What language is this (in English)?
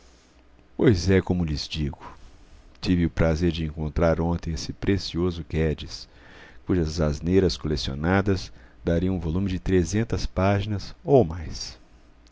Portuguese